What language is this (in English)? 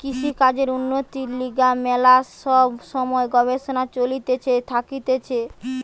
Bangla